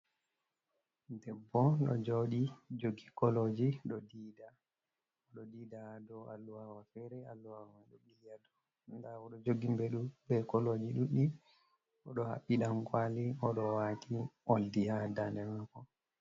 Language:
Fula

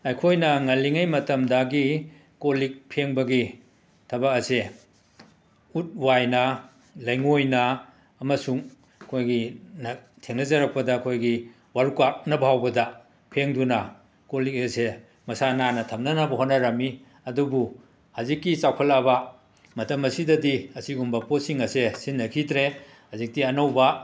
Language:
Manipuri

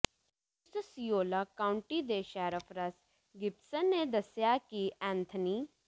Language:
Punjabi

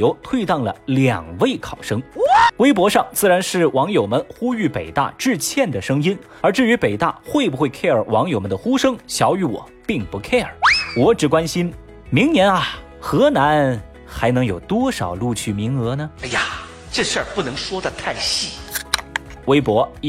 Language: Chinese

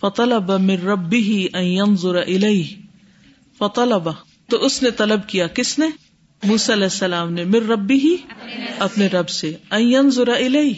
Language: Urdu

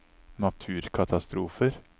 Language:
Norwegian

